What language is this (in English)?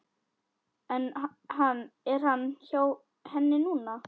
Icelandic